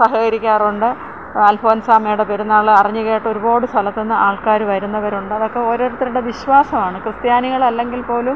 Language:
Malayalam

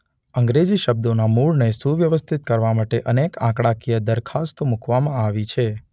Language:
Gujarati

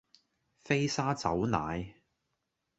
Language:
Cantonese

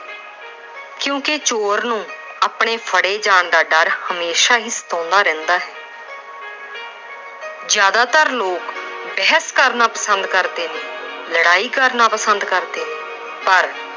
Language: Punjabi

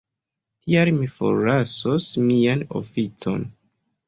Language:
Esperanto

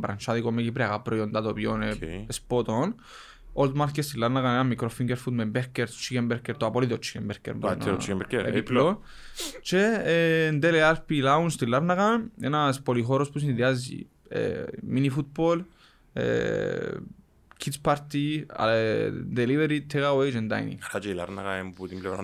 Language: Greek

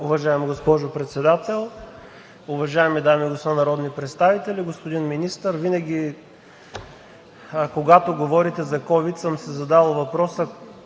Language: Bulgarian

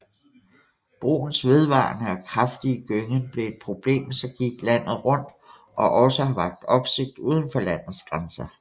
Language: Danish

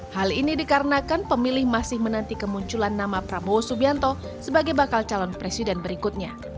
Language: Indonesian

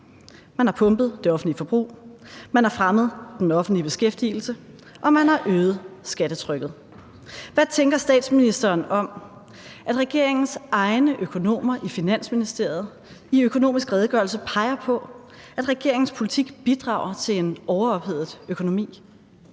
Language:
Danish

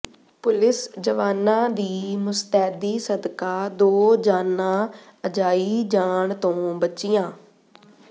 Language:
Punjabi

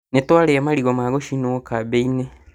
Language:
Kikuyu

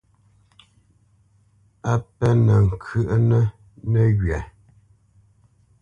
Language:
Bamenyam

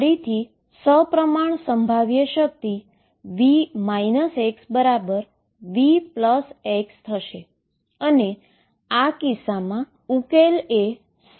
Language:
Gujarati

